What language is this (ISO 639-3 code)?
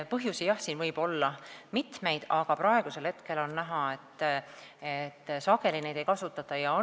est